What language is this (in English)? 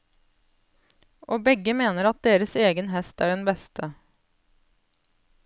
Norwegian